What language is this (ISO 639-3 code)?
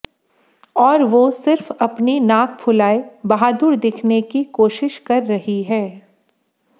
hin